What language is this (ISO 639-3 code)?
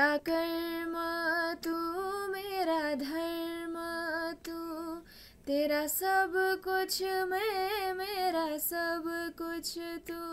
hin